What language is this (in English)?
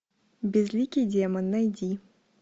Russian